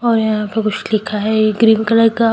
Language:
Hindi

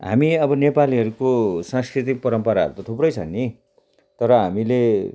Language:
Nepali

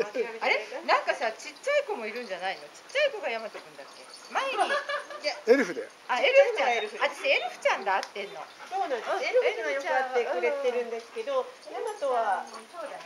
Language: Japanese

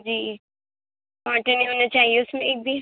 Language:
Urdu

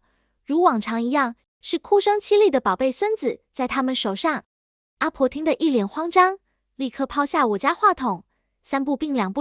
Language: Chinese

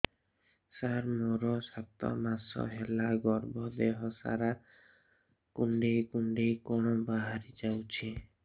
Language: Odia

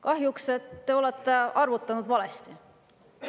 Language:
Estonian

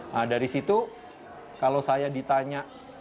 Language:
Indonesian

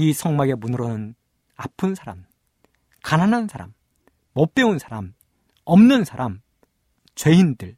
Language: Korean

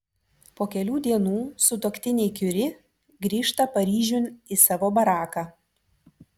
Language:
Lithuanian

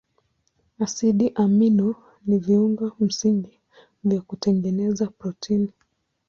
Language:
Swahili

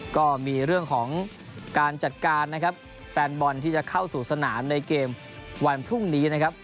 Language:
Thai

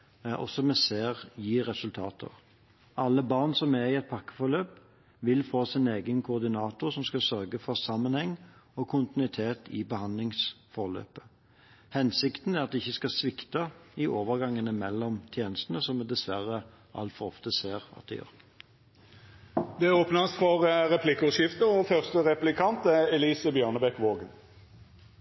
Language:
Norwegian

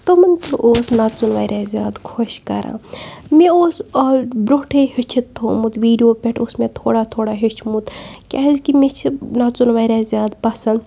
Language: Kashmiri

